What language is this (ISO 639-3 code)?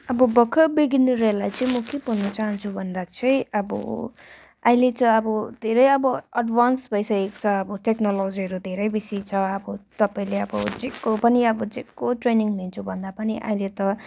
nep